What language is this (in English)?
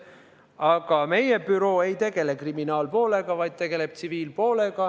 Estonian